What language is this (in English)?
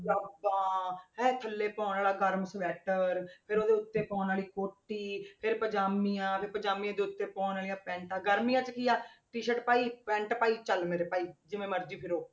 Punjabi